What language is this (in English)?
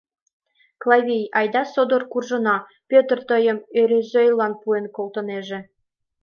Mari